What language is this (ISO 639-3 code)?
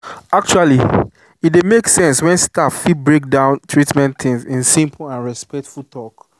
pcm